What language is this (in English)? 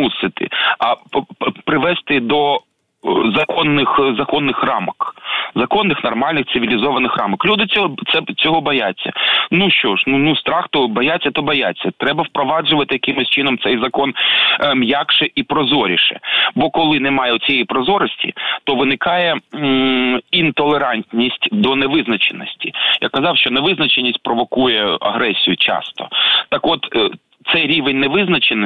Ukrainian